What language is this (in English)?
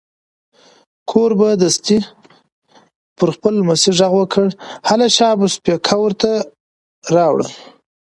Pashto